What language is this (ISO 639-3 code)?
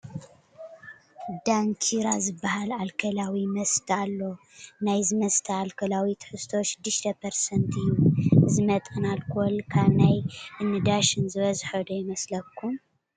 tir